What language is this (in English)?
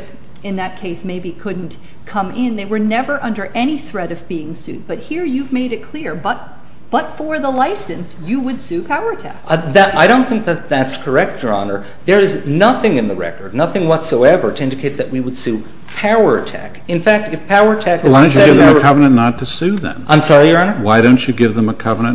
English